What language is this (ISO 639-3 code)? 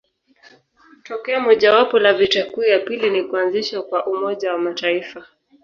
swa